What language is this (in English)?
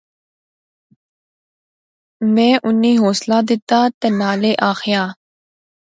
Pahari-Potwari